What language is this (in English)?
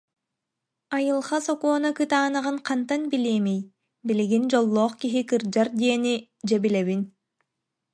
Yakut